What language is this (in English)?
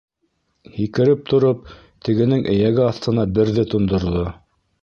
Bashkir